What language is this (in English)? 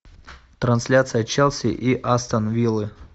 Russian